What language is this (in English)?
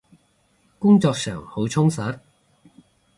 Cantonese